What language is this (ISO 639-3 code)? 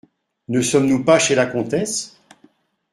fra